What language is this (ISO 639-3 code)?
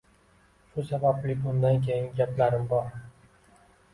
uzb